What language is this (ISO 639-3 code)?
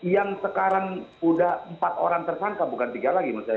ind